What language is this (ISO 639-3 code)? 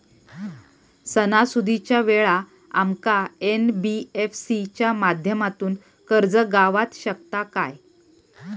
mar